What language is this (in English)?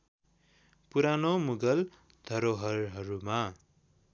Nepali